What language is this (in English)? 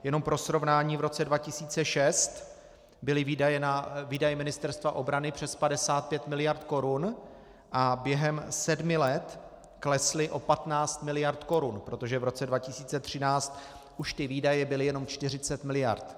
Czech